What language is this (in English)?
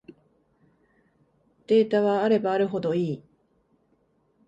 Japanese